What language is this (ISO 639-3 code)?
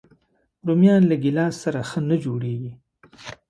pus